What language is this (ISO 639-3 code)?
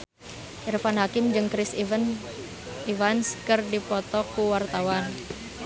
sun